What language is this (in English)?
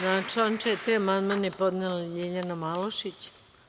Serbian